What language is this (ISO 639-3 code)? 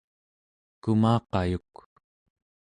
esu